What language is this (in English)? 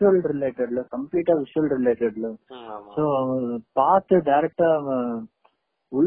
Tamil